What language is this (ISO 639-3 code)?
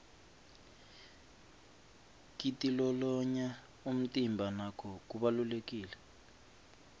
ssw